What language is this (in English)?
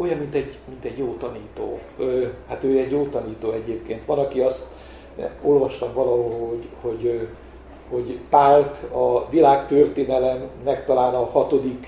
Hungarian